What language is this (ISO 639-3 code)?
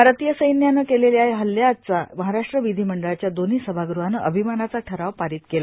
mar